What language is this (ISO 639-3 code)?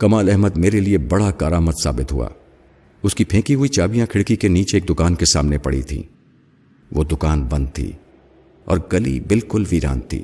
urd